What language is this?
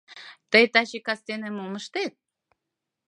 Mari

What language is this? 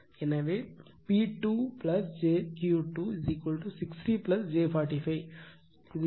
Tamil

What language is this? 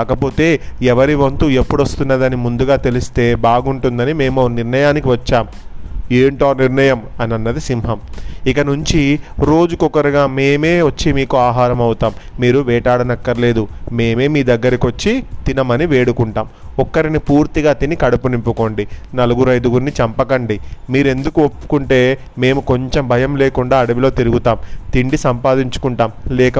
Telugu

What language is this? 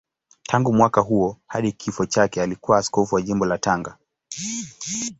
Swahili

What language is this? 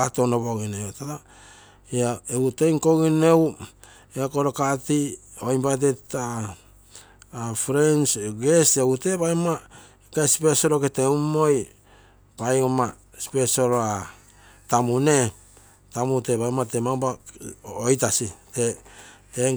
Terei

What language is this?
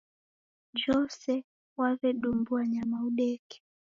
Taita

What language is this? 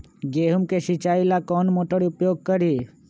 Magahi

